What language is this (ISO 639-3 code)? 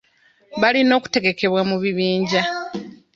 lug